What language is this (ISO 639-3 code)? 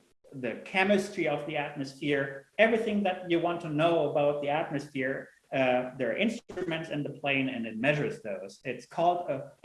eng